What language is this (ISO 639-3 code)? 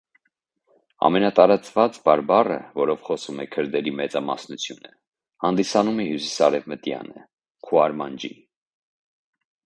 hye